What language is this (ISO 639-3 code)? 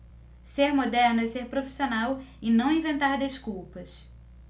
por